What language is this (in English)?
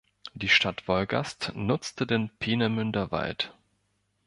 German